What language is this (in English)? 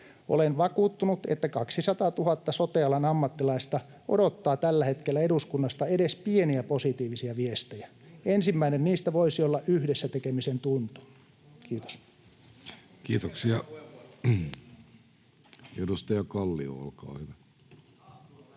Finnish